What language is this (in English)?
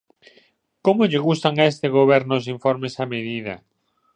Galician